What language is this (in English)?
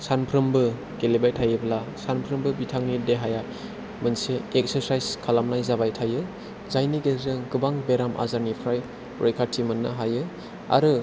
Bodo